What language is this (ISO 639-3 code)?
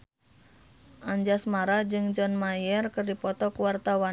sun